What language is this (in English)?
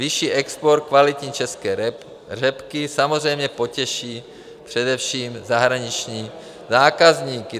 Czech